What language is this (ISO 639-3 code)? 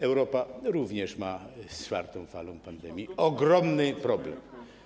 pol